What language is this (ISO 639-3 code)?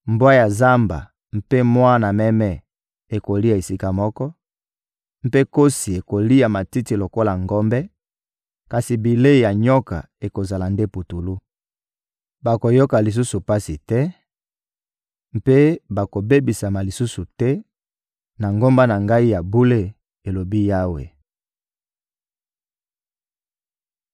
lin